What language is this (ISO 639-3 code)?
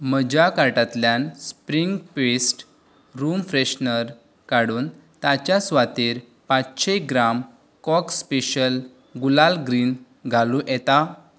kok